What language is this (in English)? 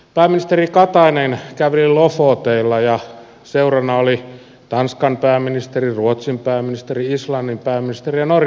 Finnish